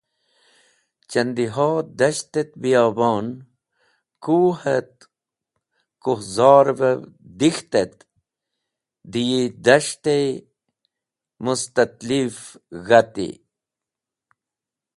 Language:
Wakhi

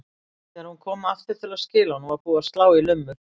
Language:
Icelandic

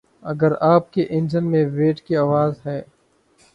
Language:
Urdu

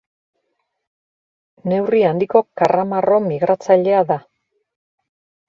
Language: Basque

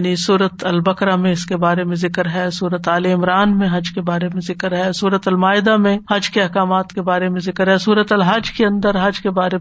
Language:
Urdu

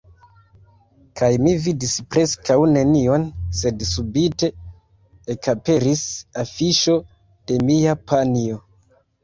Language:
Esperanto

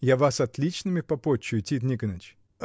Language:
Russian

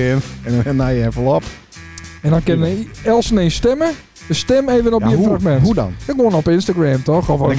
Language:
Dutch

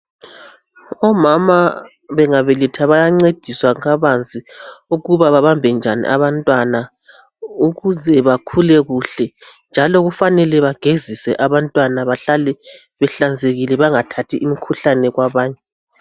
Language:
North Ndebele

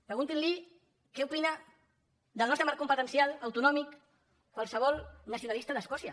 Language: Catalan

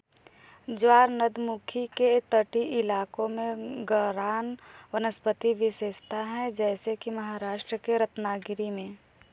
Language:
Hindi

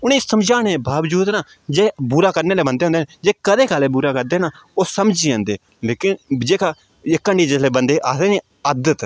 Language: Dogri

